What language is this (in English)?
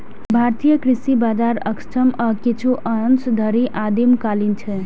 Maithili